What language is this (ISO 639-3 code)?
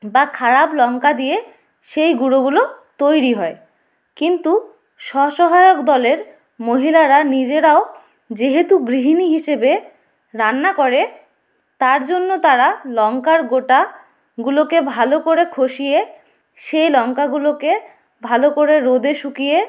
ben